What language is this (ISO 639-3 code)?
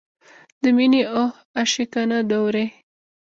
pus